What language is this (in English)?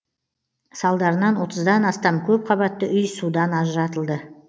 Kazakh